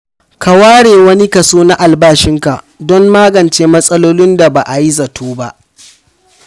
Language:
Hausa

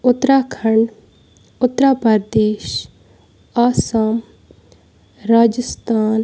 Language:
Kashmiri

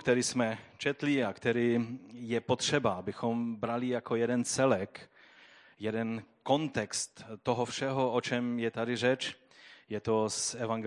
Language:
Czech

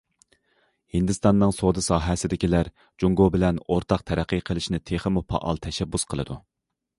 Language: Uyghur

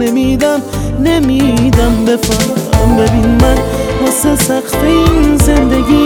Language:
Persian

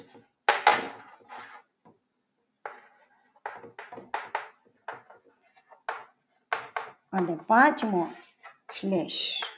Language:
Gujarati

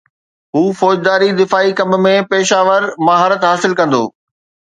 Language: Sindhi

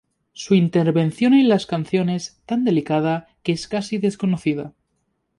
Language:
Spanish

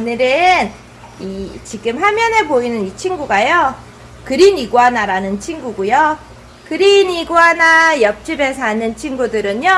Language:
Korean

